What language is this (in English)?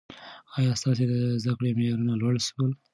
Pashto